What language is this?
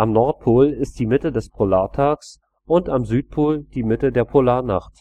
German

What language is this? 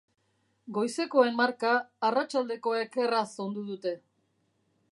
Basque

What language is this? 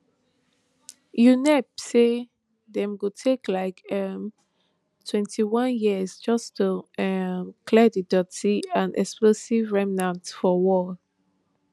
Nigerian Pidgin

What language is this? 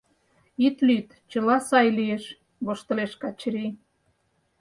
Mari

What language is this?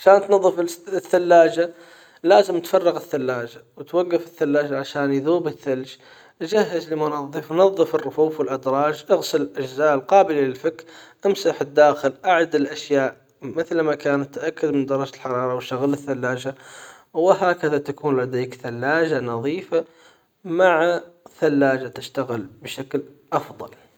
Hijazi Arabic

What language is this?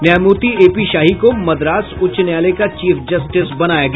Hindi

